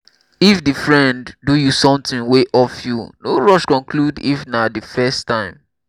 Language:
Nigerian Pidgin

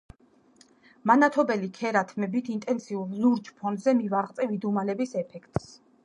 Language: Georgian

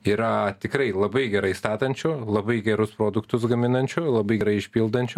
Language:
Lithuanian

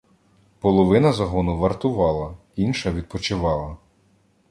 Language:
Ukrainian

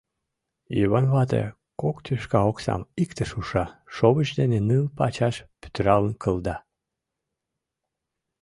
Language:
Mari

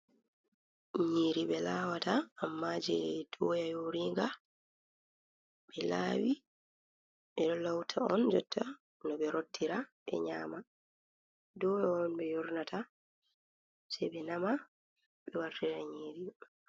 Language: Fula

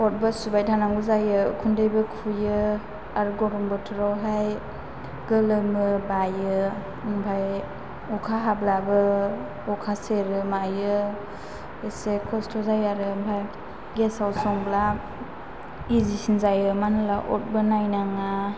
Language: Bodo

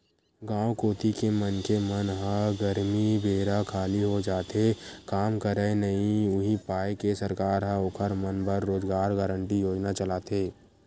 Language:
Chhattisgarhi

